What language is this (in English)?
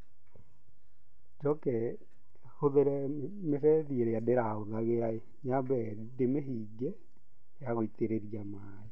Kikuyu